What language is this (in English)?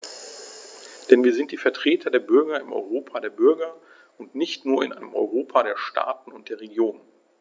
German